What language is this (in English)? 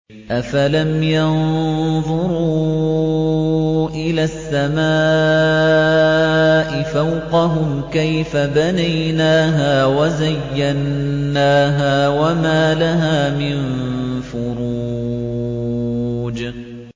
Arabic